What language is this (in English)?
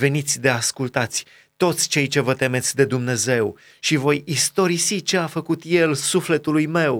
Romanian